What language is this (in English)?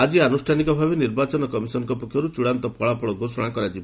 Odia